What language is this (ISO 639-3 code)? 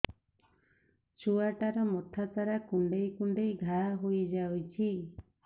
ori